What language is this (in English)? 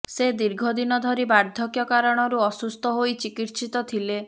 Odia